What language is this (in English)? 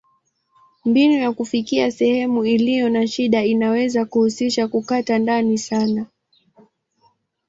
Swahili